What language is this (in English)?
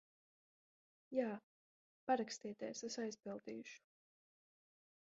Latvian